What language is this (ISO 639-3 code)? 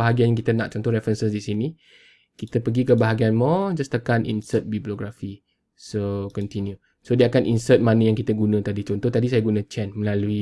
msa